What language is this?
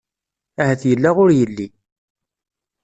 Kabyle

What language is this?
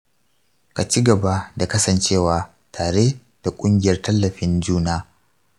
Hausa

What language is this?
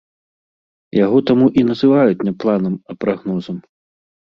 Belarusian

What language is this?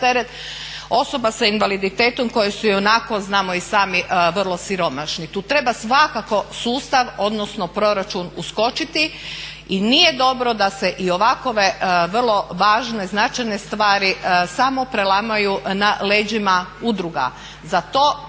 Croatian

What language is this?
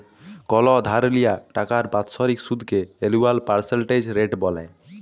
Bangla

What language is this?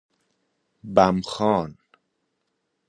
Persian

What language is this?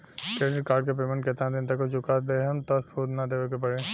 Bhojpuri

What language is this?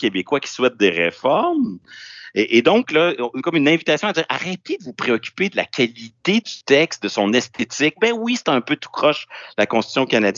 French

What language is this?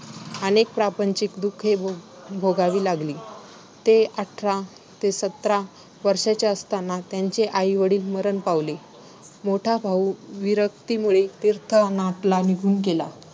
Marathi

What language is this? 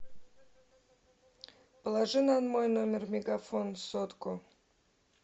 Russian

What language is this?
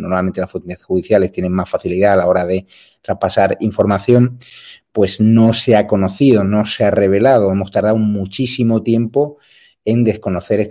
Spanish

